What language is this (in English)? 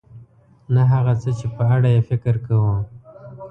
Pashto